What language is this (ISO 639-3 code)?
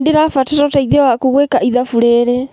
kik